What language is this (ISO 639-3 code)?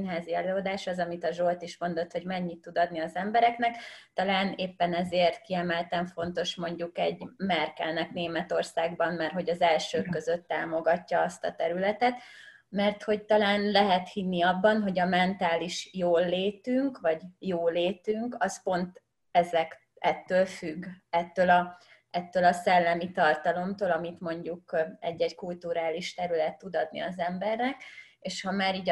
hun